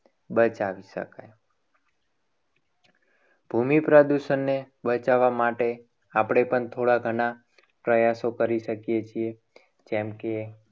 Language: Gujarati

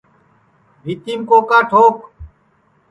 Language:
Sansi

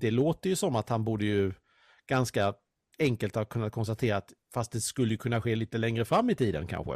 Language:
Swedish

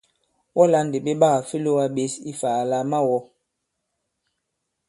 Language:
Bankon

